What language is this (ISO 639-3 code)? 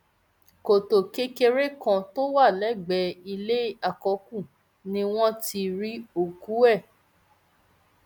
yor